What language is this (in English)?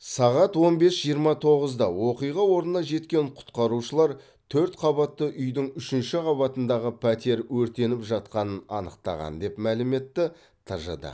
Kazakh